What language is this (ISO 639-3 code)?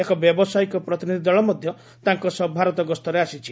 ori